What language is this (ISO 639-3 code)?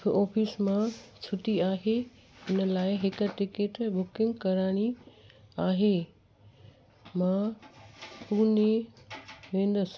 snd